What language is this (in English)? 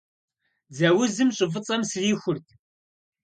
Kabardian